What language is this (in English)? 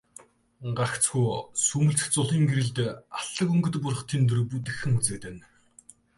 Mongolian